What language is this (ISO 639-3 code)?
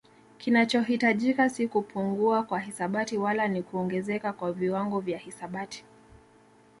swa